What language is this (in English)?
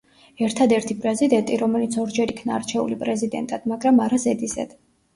Georgian